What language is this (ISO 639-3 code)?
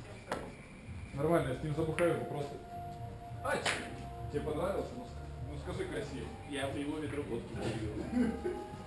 rus